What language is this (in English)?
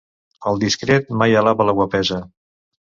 Catalan